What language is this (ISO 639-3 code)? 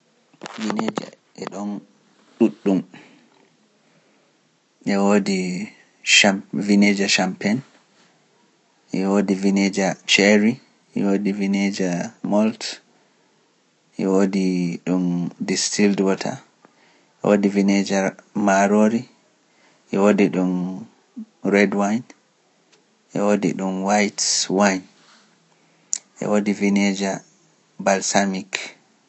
fuf